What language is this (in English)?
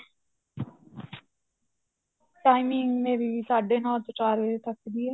Punjabi